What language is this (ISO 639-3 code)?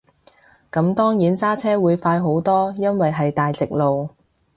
yue